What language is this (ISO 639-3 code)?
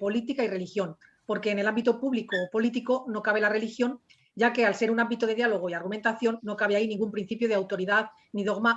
spa